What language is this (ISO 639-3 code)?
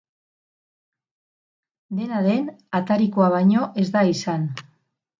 eus